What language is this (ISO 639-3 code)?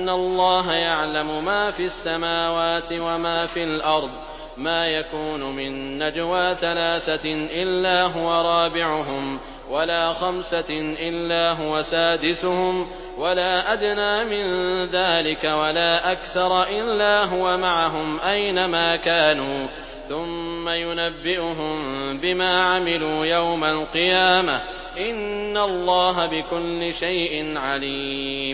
ara